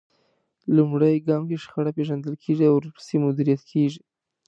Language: Pashto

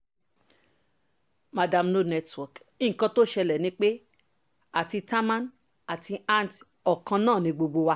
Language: Yoruba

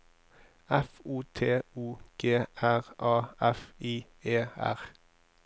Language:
Norwegian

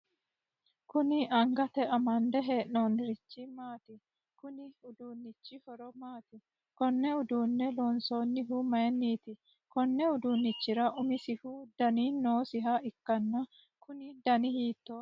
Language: Sidamo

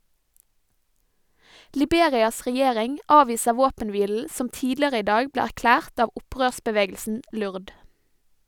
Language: Norwegian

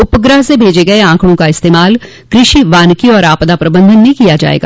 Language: Hindi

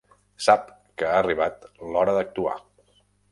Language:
Catalan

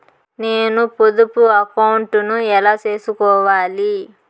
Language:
Telugu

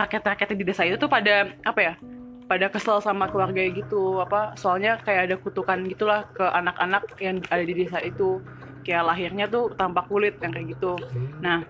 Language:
Indonesian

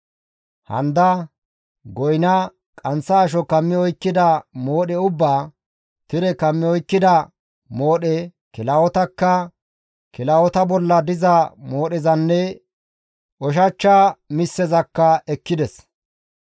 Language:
Gamo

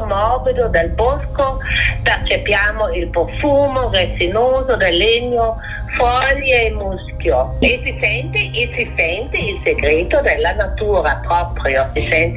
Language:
Italian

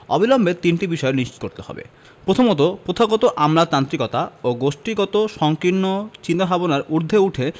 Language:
Bangla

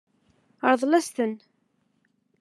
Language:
Kabyle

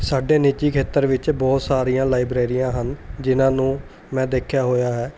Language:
Punjabi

